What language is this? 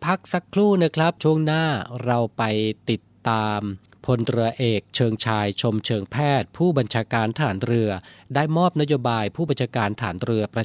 Thai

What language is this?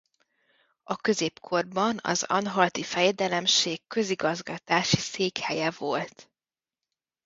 Hungarian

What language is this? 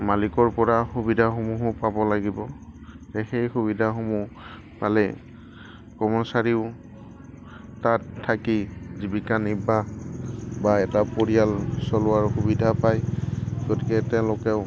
Assamese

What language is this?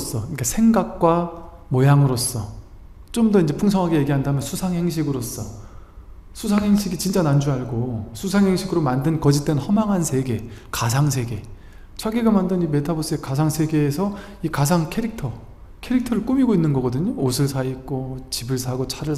Korean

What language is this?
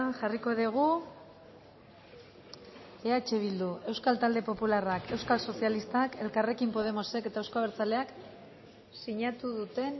Basque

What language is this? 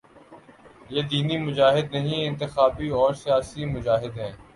Urdu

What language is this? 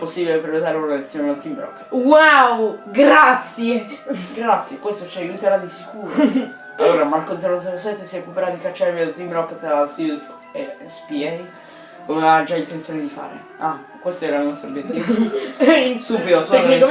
Italian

